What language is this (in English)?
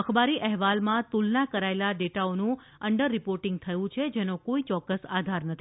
Gujarati